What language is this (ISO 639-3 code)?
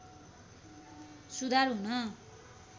nep